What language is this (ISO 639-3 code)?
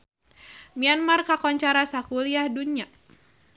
sun